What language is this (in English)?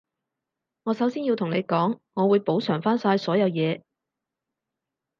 Cantonese